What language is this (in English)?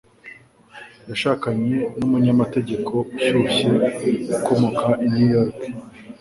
Kinyarwanda